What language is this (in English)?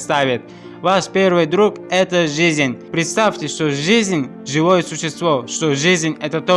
Russian